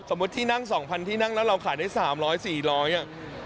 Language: Thai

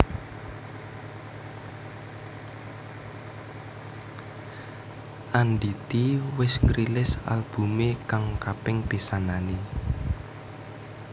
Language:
Javanese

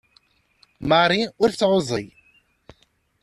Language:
Kabyle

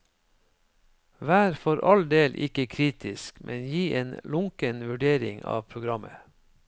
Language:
Norwegian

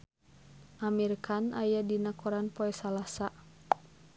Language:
Sundanese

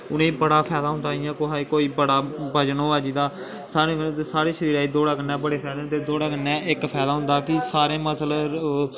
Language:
Dogri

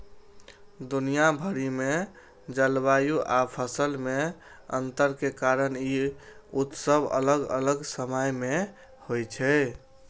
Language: Maithili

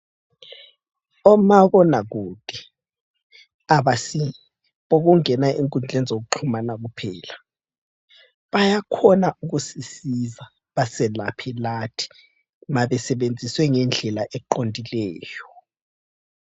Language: North Ndebele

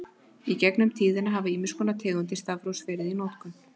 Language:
Icelandic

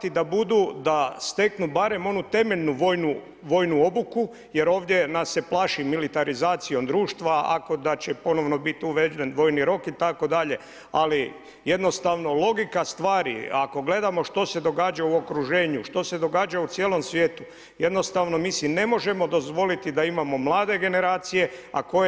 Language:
Croatian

